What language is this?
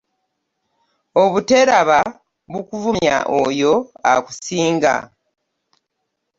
Ganda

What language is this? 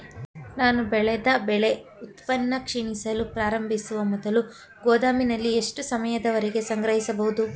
Kannada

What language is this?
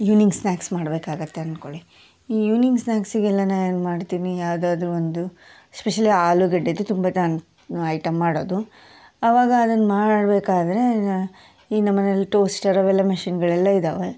Kannada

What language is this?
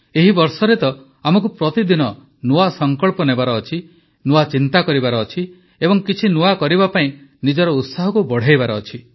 Odia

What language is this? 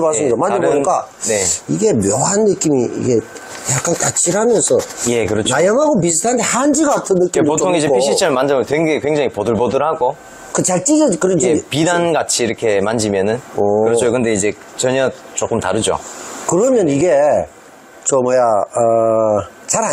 Korean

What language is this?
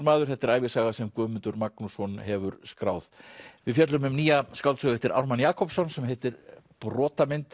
Icelandic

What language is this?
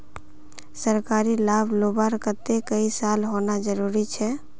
Magahi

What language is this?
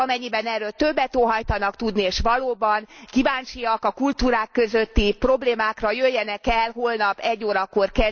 Hungarian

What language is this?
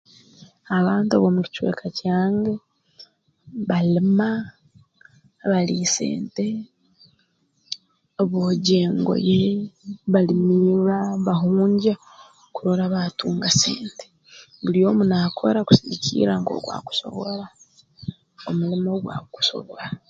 Tooro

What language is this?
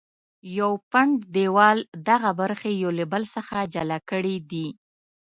Pashto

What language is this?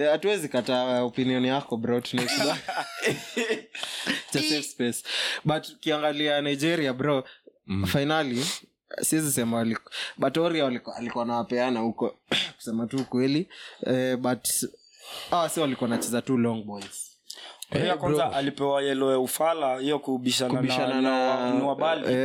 Swahili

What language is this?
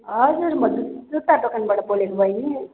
Nepali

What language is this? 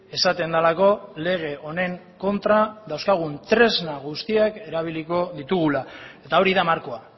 Basque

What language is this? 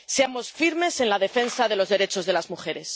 Spanish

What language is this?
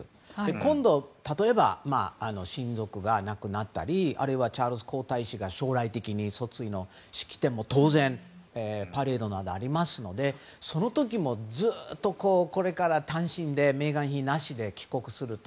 Japanese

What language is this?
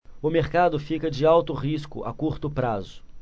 Portuguese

